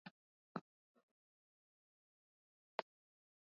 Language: Swahili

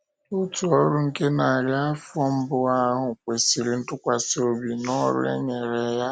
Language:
Igbo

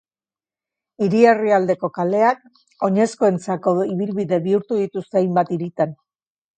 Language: Basque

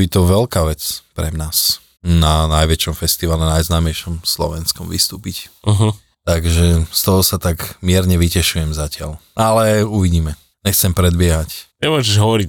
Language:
Slovak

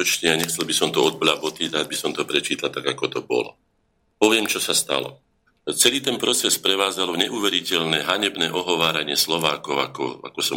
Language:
Slovak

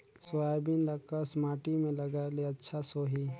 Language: Chhattisgarhi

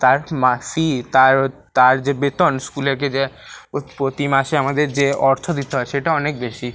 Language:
Bangla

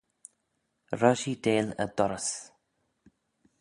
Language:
Manx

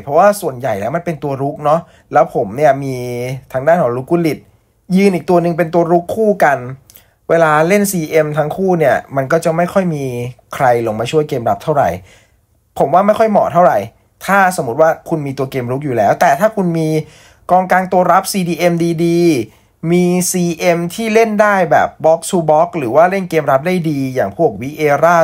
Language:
Thai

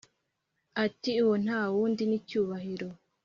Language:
Kinyarwanda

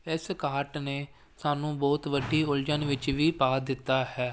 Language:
Punjabi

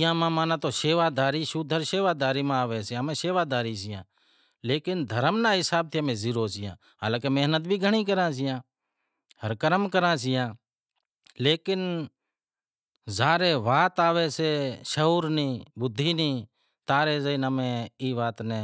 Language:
Wadiyara Koli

